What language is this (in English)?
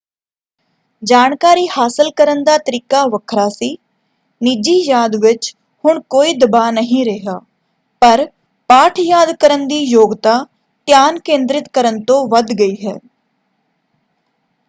Punjabi